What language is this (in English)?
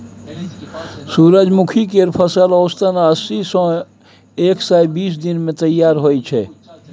Maithili